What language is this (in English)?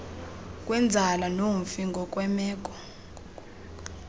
Xhosa